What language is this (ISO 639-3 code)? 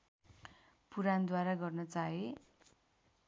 nep